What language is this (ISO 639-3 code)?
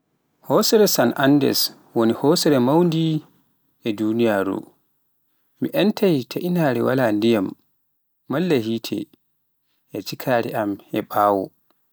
fuf